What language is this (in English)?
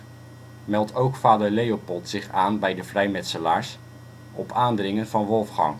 Dutch